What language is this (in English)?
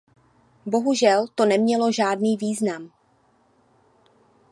Czech